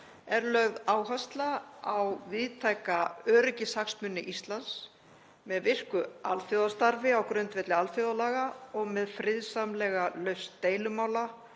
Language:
Icelandic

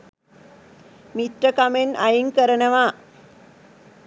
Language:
Sinhala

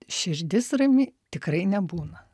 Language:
Lithuanian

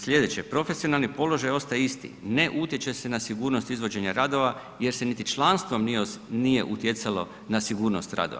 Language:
Croatian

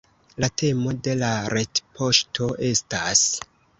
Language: Esperanto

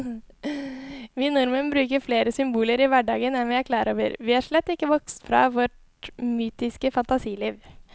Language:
Norwegian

